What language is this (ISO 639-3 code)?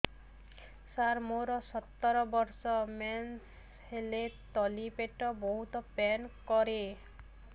ori